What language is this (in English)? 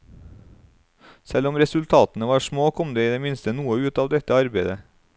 Norwegian